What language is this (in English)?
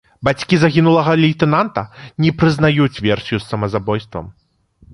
Belarusian